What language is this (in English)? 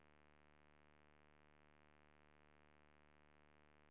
Swedish